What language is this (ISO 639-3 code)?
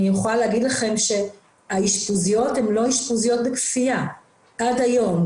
heb